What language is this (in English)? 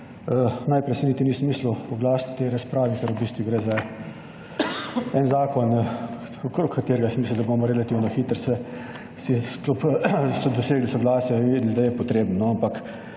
Slovenian